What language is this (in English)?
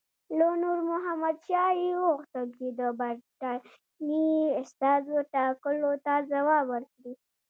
Pashto